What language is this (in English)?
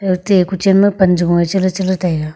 Wancho Naga